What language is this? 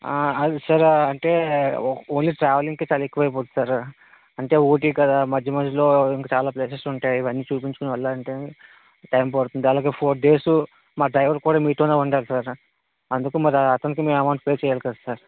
Telugu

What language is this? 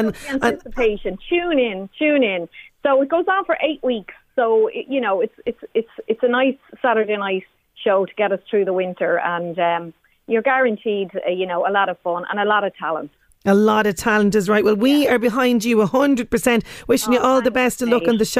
English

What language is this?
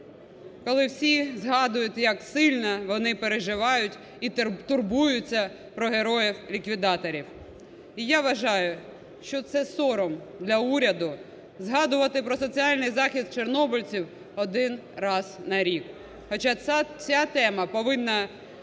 Ukrainian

